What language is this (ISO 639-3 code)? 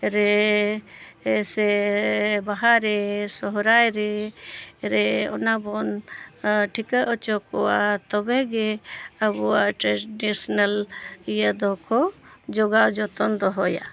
sat